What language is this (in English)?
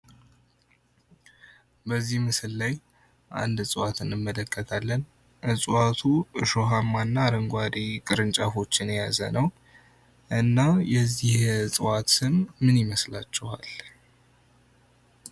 Amharic